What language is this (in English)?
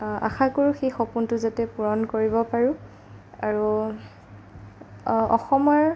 Assamese